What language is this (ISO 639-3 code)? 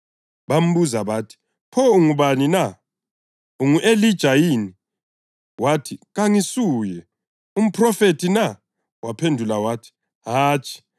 nde